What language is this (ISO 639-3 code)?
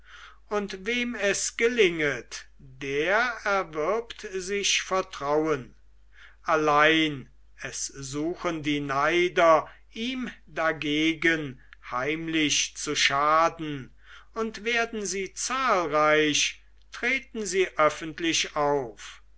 deu